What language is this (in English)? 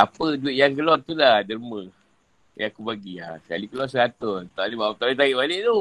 Malay